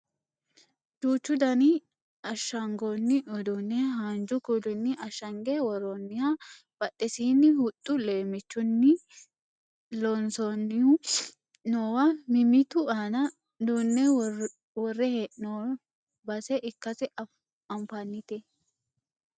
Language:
Sidamo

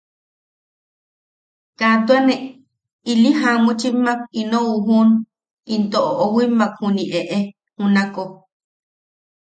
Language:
Yaqui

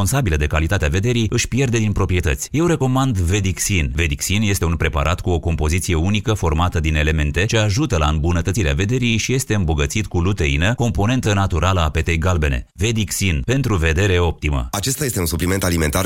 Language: Romanian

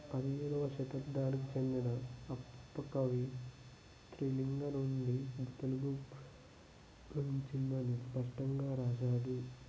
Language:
Telugu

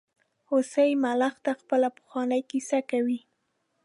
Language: Pashto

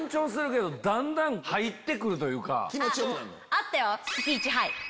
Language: Japanese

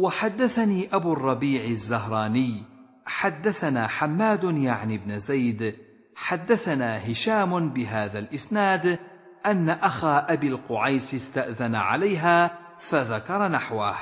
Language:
Arabic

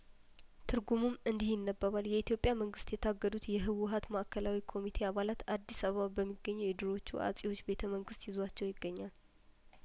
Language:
Amharic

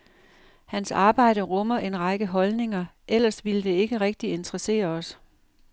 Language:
Danish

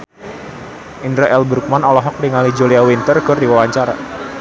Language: Sundanese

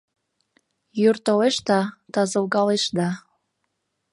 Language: Mari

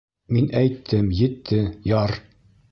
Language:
Bashkir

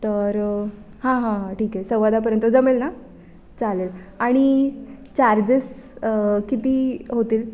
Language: Marathi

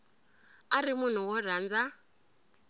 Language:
Tsonga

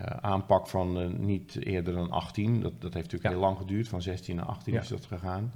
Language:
Dutch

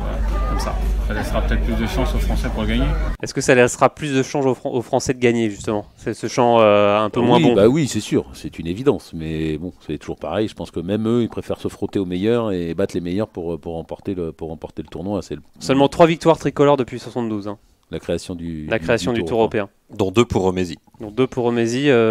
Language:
French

